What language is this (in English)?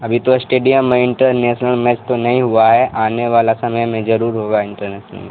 Urdu